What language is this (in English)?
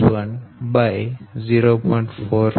Gujarati